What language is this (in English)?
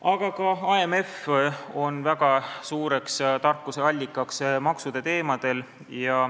Estonian